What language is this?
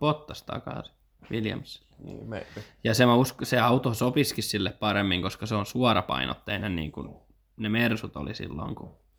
Finnish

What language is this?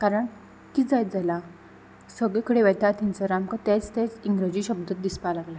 Konkani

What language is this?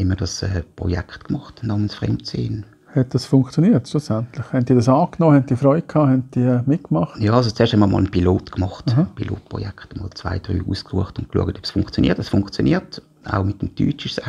German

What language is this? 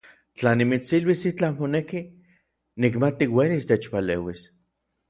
Orizaba Nahuatl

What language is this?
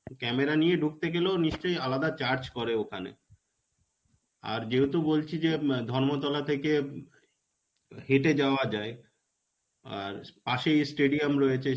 Bangla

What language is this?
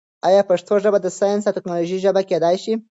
Pashto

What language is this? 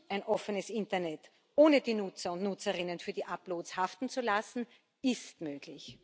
German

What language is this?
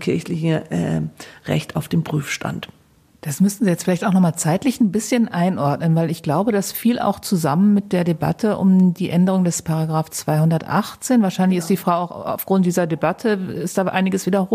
German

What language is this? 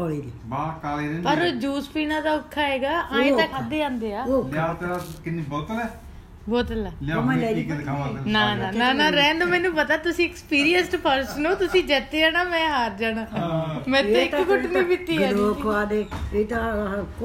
Punjabi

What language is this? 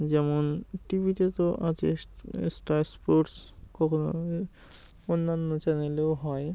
Bangla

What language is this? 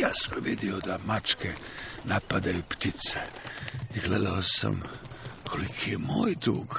Croatian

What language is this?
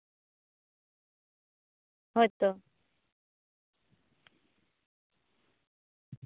Santali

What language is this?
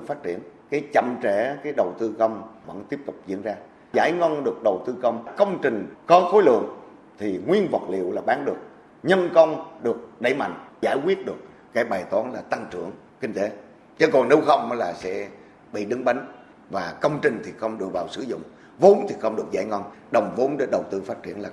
Vietnamese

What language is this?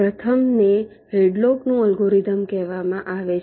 Gujarati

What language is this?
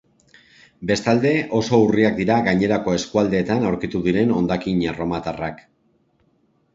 Basque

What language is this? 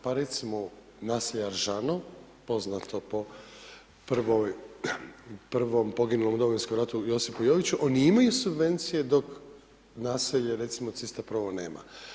Croatian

